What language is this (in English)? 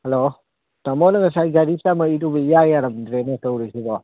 Manipuri